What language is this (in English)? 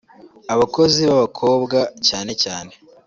Kinyarwanda